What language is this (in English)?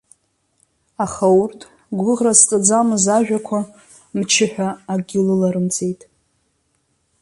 Abkhazian